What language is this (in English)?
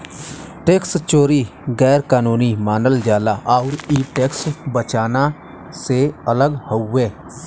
Bhojpuri